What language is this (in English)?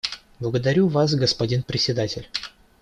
Russian